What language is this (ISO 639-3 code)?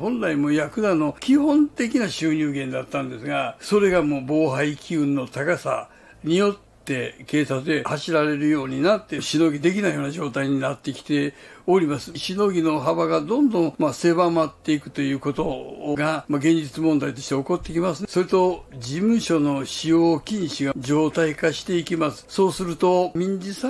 jpn